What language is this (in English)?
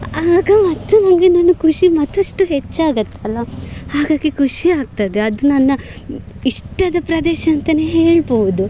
Kannada